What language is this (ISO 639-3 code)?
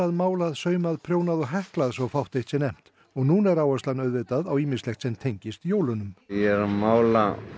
isl